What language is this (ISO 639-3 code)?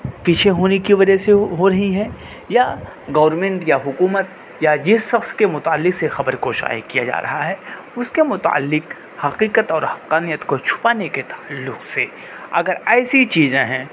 urd